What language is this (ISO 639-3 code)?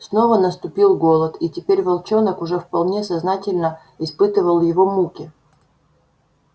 rus